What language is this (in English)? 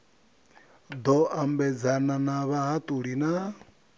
Venda